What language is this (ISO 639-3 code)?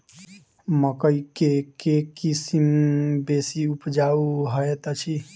mai